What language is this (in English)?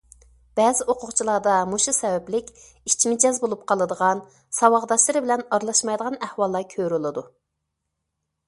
Uyghur